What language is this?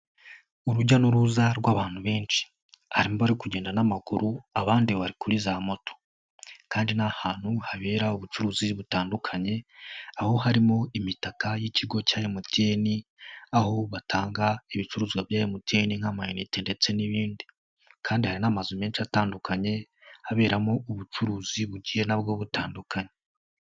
Kinyarwanda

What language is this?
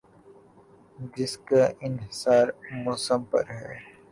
Urdu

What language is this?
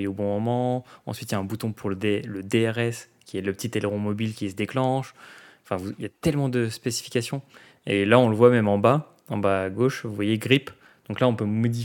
French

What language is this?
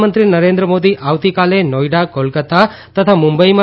Gujarati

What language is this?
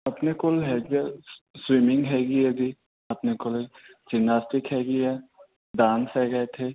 Punjabi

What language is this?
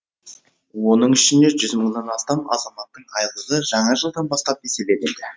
Kazakh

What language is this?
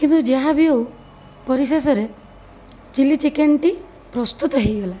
Odia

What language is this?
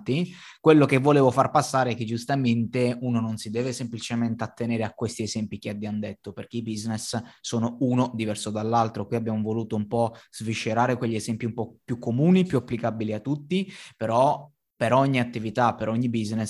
Italian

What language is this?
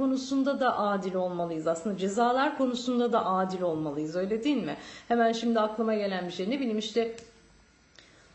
Turkish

